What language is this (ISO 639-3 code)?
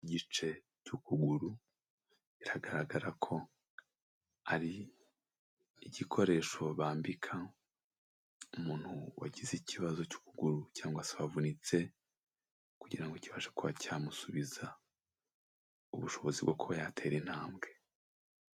kin